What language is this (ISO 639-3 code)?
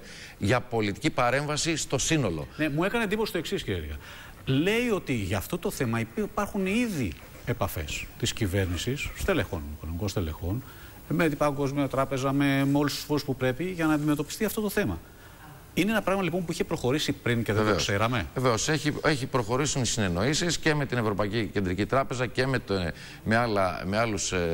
ell